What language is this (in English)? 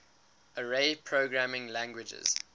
English